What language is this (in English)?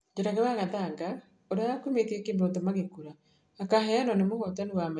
Kikuyu